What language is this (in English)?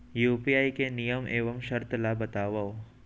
Chhattisgarhi